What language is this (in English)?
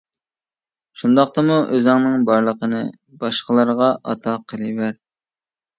Uyghur